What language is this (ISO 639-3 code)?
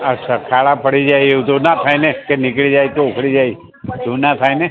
guj